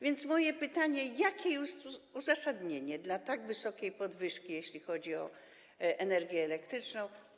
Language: Polish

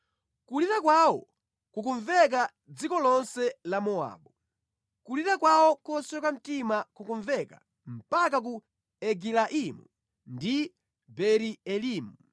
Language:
Nyanja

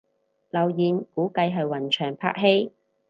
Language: Cantonese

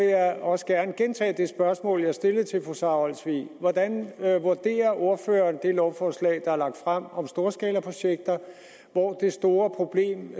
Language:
Danish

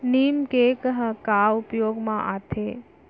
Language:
Chhattisgarhi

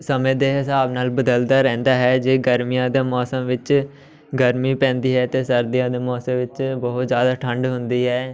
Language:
Punjabi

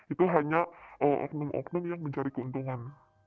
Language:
Indonesian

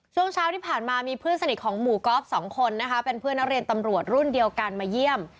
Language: Thai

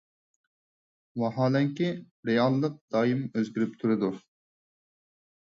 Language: Uyghur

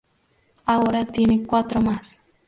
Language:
Spanish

